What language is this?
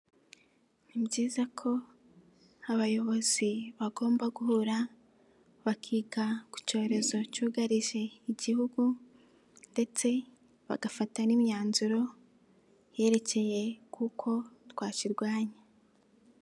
Kinyarwanda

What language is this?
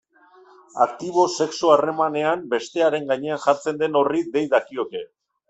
Basque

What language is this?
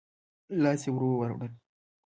Pashto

